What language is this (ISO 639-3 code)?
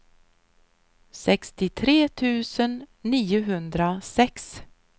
swe